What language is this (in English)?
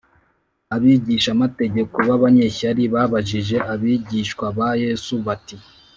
Kinyarwanda